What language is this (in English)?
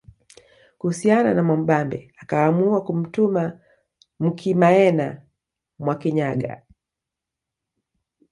Swahili